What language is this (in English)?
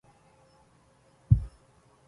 Arabic